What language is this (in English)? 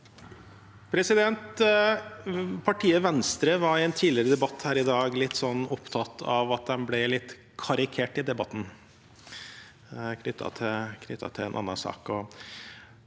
Norwegian